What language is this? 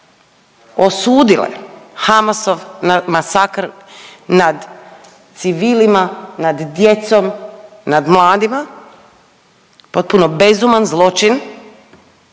Croatian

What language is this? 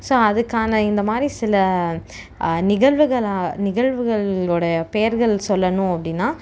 Tamil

